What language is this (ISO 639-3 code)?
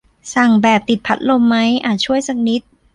tha